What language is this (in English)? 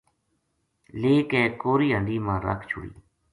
Gujari